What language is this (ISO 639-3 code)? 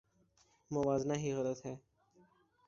urd